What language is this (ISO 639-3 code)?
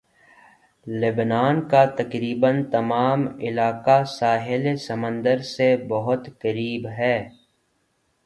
urd